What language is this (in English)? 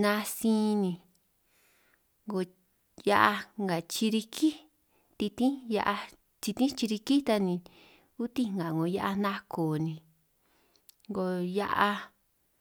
San Martín Itunyoso Triqui